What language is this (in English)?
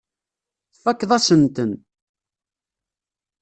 Kabyle